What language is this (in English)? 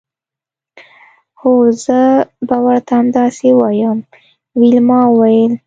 Pashto